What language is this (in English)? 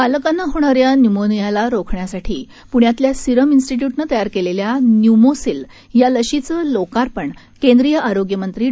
Marathi